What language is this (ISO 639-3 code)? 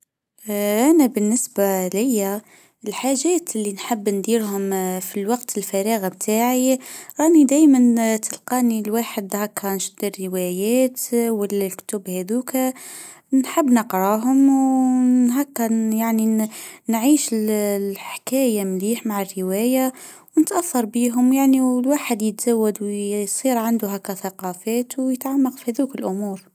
aeb